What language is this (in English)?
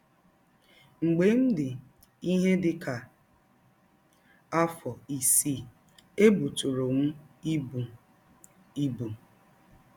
Igbo